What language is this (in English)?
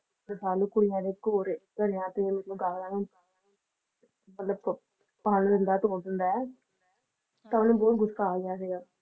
Punjabi